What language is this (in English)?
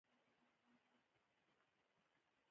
Pashto